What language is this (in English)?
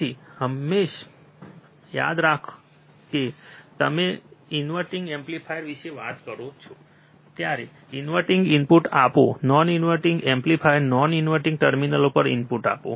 Gujarati